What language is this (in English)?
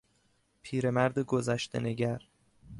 Persian